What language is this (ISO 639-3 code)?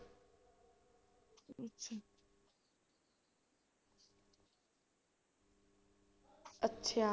pan